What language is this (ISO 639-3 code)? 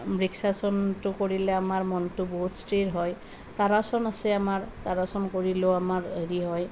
asm